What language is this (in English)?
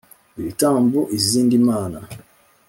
Kinyarwanda